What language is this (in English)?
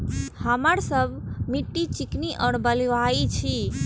Maithili